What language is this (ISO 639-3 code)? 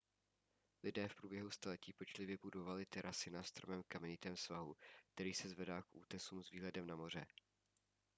ces